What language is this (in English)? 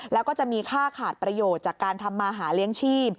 Thai